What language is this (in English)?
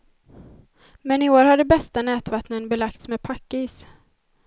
Swedish